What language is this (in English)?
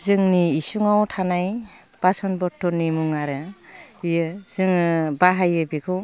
Bodo